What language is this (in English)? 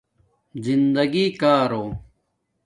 Domaaki